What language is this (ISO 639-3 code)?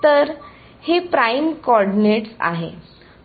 mar